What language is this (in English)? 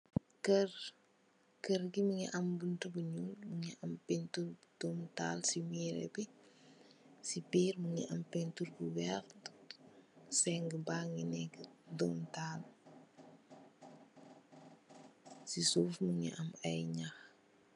Wolof